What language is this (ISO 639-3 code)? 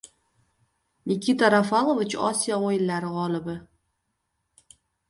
uzb